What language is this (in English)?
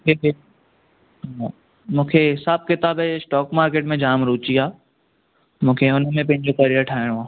Sindhi